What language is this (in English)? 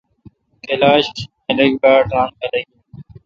Kalkoti